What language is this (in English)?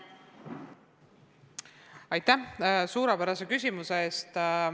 Estonian